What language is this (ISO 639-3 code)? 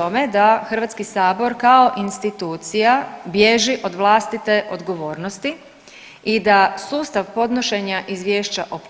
hrv